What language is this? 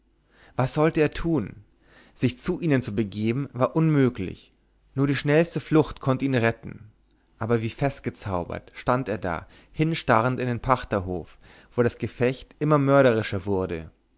German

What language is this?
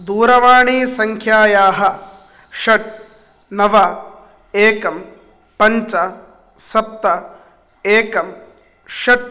Sanskrit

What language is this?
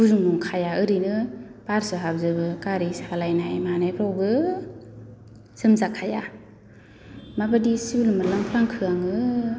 Bodo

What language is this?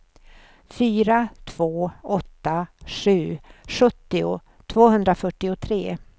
Swedish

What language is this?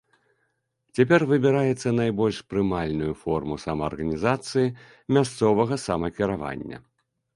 Belarusian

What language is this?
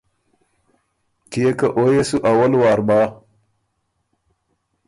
Ormuri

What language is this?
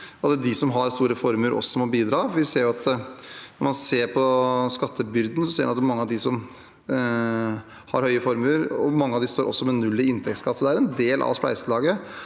Norwegian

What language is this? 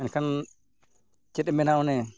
Santali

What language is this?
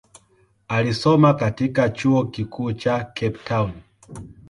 Swahili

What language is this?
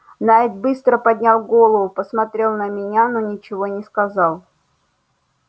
Russian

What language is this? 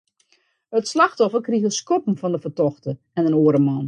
Western Frisian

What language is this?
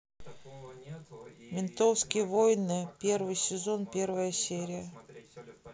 Russian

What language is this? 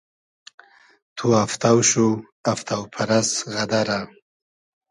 Hazaragi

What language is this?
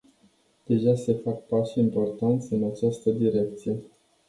Romanian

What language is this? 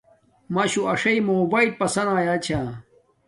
Domaaki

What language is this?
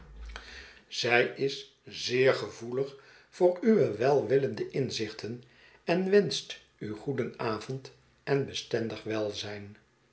Dutch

